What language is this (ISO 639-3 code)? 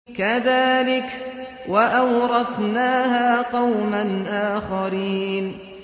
ara